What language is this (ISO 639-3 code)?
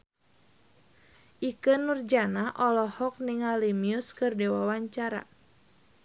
sun